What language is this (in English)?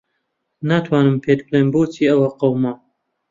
Central Kurdish